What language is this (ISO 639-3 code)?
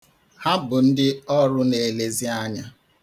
ibo